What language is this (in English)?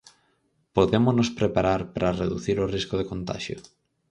Galician